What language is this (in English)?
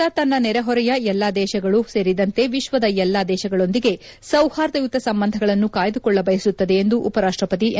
Kannada